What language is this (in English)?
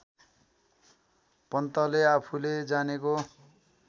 Nepali